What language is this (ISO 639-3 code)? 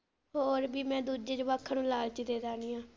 pan